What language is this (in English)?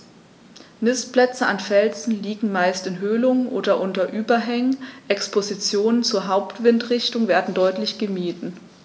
German